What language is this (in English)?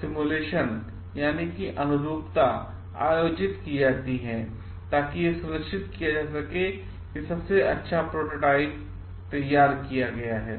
Hindi